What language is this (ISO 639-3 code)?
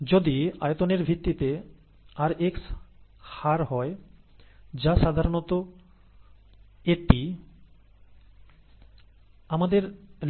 ben